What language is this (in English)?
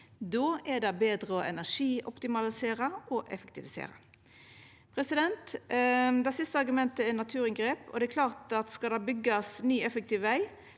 Norwegian